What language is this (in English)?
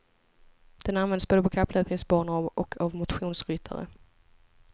Swedish